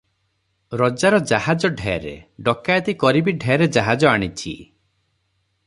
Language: Odia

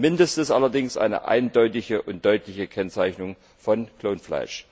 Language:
German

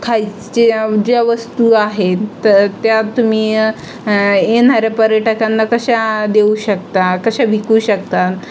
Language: Marathi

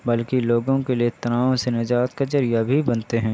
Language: Urdu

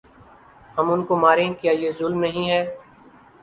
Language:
Urdu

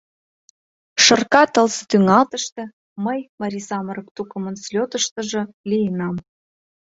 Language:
Mari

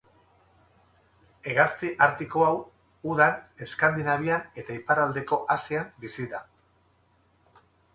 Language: Basque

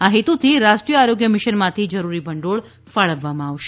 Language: Gujarati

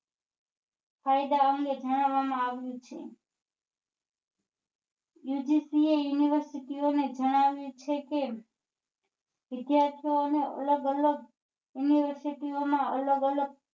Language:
Gujarati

